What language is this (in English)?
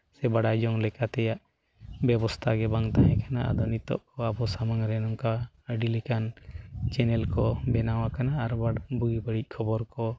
Santali